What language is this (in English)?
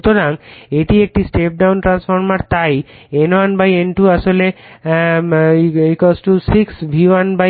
Bangla